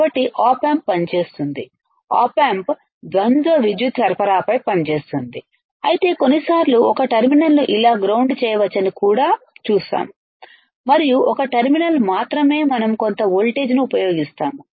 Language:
Telugu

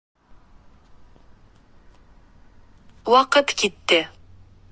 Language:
Bashkir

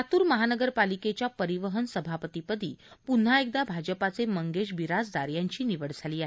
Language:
Marathi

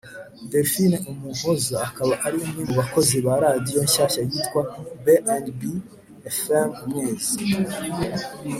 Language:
Kinyarwanda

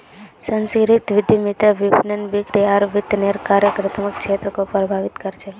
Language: Magahi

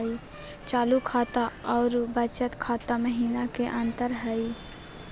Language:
Magahi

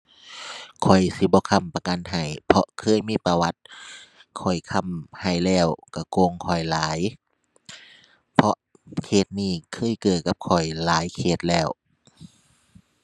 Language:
Thai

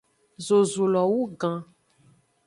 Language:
Aja (Benin)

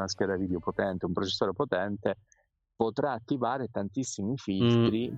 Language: Italian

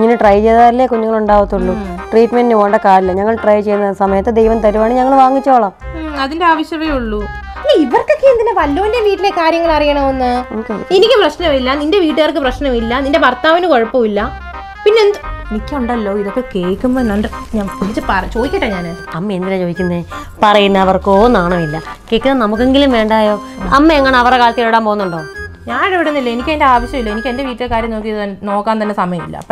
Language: Malayalam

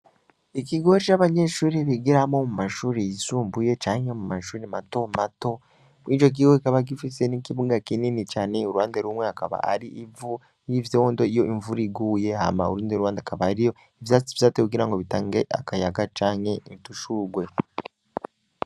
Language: Rundi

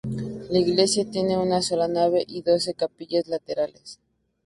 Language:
Spanish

